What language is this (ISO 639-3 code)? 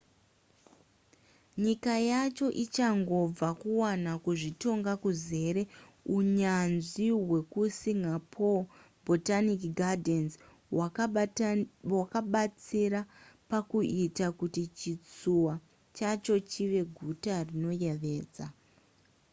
sna